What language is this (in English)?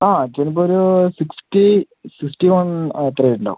Malayalam